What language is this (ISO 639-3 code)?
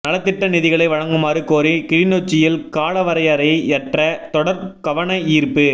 tam